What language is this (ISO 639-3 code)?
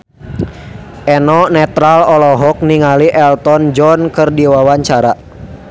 sun